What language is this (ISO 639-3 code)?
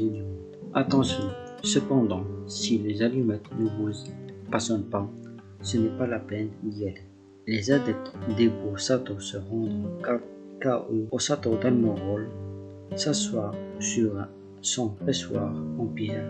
fra